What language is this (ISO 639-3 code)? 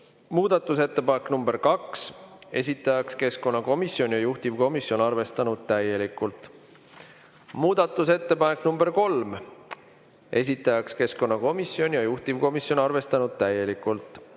est